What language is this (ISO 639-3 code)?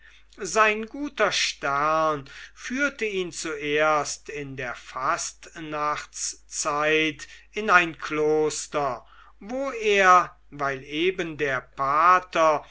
deu